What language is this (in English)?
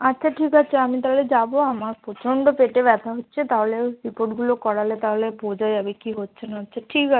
Bangla